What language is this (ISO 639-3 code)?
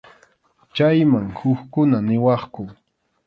qxu